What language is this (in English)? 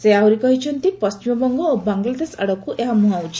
Odia